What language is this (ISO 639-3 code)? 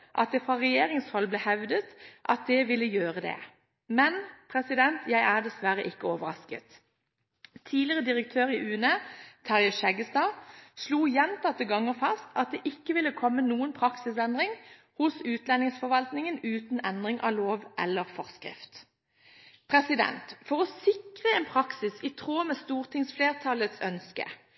nob